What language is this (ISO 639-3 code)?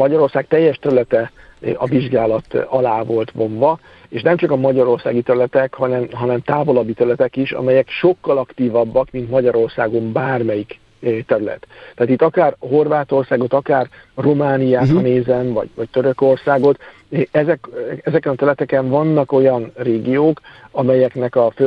hun